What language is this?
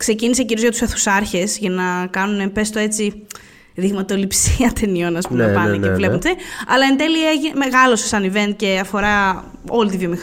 Greek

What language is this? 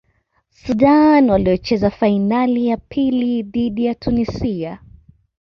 Swahili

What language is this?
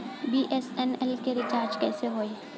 Bhojpuri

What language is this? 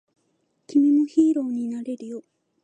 Japanese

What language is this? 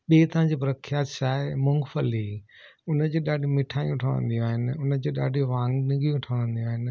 Sindhi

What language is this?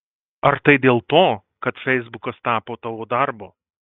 Lithuanian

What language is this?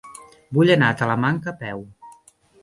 Catalan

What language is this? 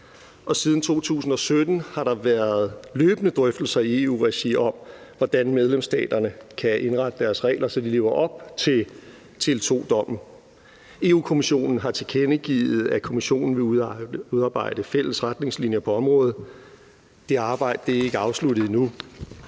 Danish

